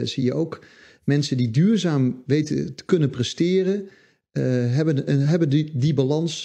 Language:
Dutch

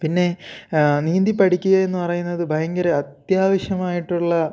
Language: Malayalam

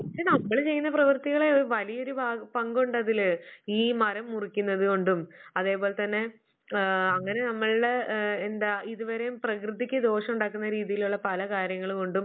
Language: Malayalam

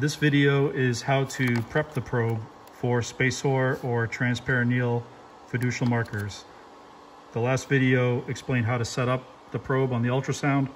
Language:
English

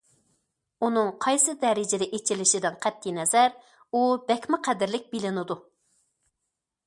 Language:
Uyghur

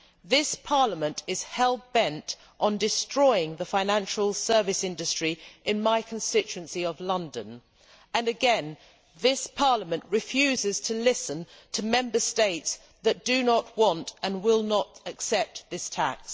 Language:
English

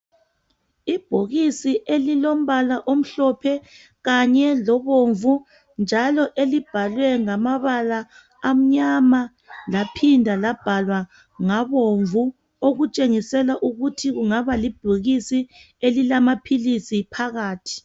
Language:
North Ndebele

